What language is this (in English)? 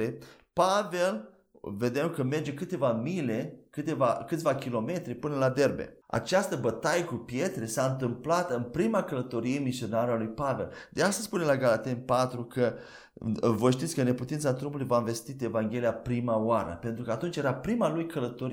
Romanian